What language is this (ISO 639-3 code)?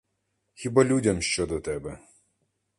ukr